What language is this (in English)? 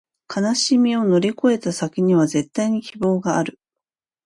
Japanese